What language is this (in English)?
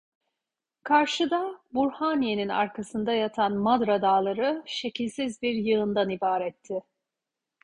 Turkish